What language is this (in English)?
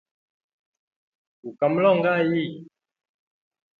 Hemba